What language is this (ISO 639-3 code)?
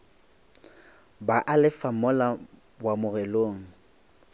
nso